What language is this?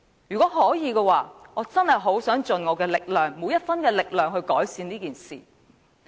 Cantonese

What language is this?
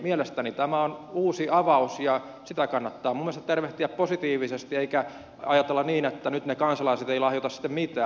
Finnish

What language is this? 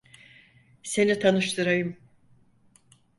Turkish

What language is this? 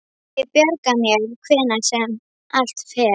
Icelandic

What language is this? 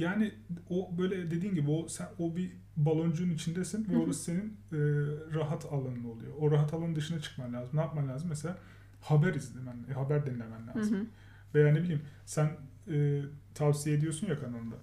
Turkish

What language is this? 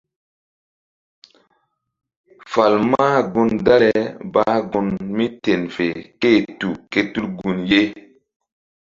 Mbum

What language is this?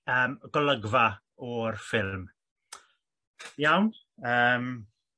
Welsh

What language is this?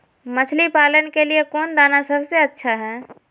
Magahi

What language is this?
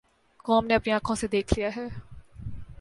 Urdu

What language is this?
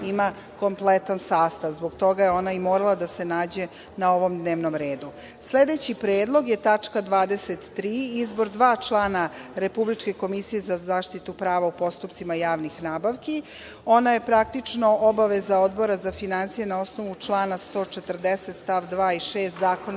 Serbian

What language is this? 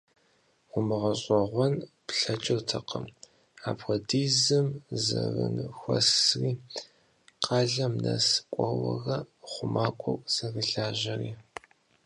Kabardian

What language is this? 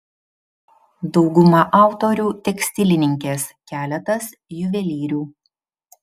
Lithuanian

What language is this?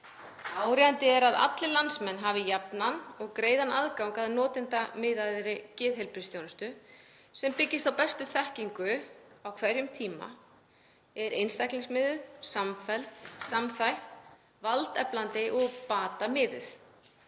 Icelandic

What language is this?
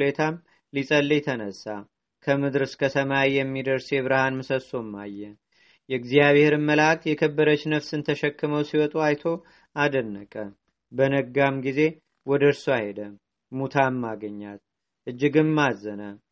Amharic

